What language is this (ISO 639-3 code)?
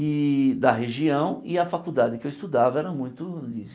por